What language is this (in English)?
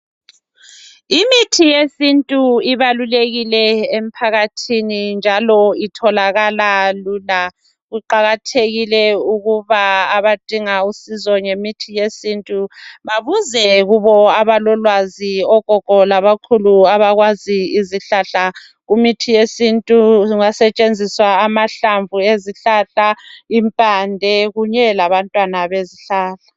North Ndebele